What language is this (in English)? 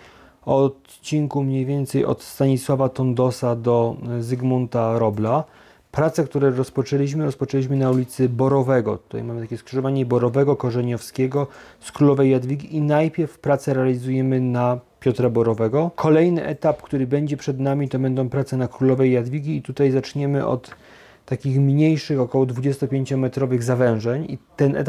Polish